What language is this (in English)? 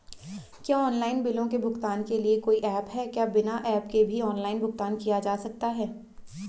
Hindi